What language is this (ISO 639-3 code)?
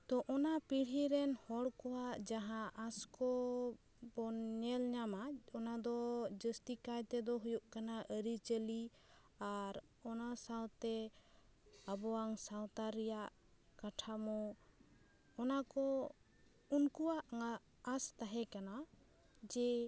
sat